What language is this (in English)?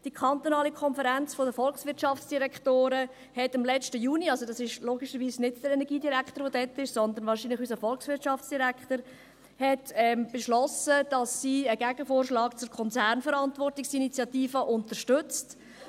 Swiss German